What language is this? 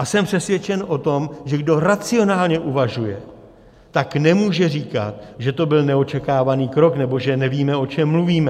Czech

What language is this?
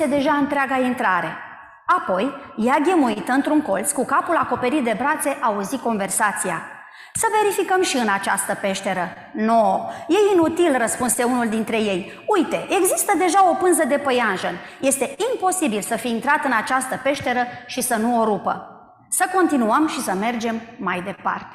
Romanian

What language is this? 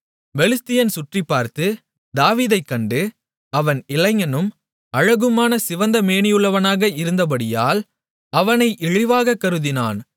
Tamil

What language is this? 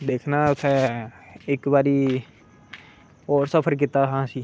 Dogri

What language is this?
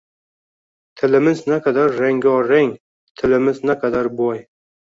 Uzbek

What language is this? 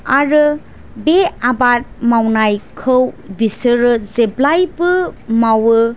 Bodo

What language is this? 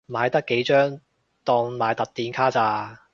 Cantonese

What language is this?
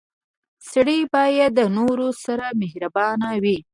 Pashto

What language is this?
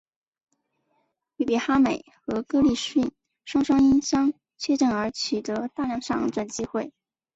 Chinese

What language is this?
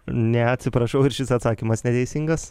Lithuanian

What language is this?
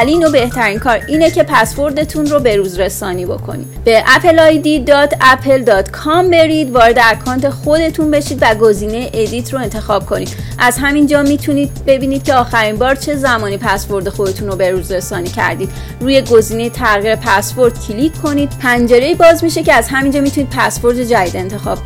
Persian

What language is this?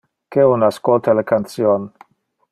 Interlingua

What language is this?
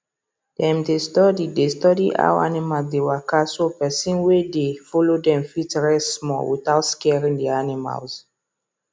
Nigerian Pidgin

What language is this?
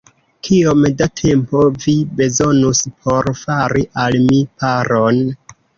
Esperanto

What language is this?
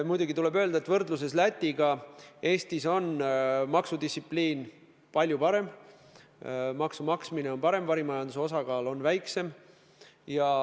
Estonian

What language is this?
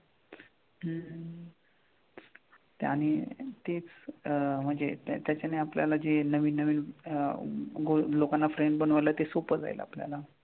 Marathi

